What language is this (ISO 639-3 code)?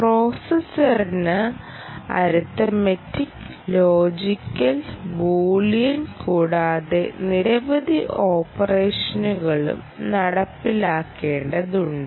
mal